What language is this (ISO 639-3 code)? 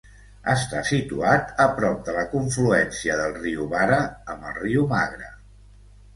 cat